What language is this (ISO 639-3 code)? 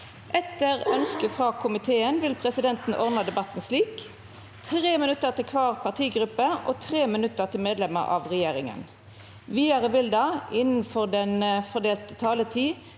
nor